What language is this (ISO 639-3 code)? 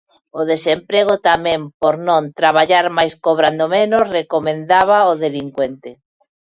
glg